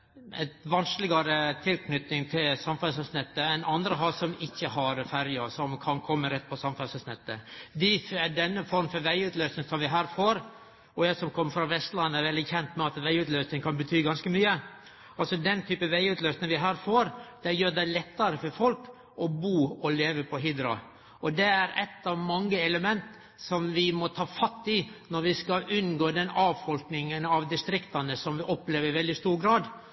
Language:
Norwegian Nynorsk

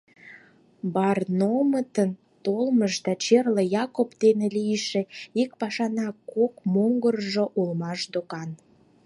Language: Mari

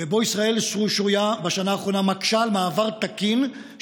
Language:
Hebrew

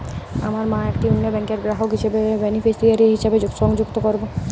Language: Bangla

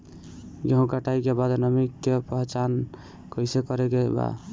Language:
Bhojpuri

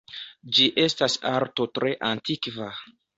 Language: Esperanto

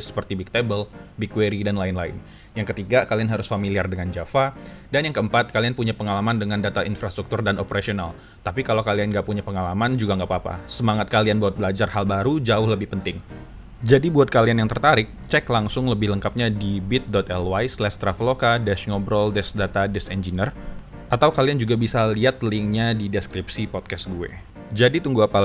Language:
Indonesian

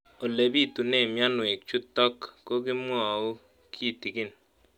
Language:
Kalenjin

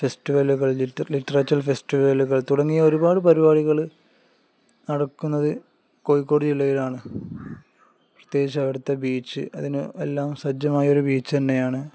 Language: Malayalam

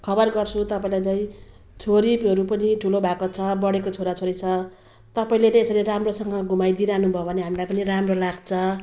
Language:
Nepali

